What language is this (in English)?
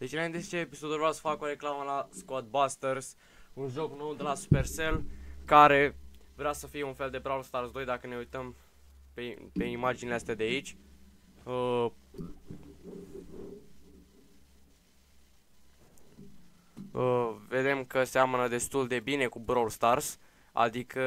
Romanian